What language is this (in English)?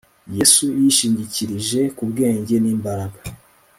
Kinyarwanda